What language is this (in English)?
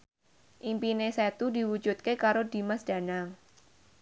Javanese